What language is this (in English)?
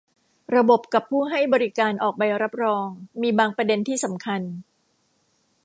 Thai